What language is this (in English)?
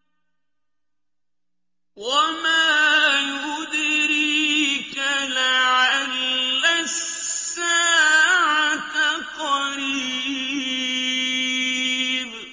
Arabic